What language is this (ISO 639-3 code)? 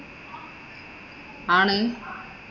mal